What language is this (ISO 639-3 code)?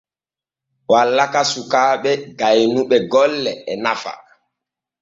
fue